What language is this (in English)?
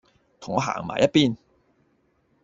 Cantonese